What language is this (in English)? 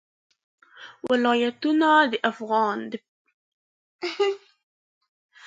Pashto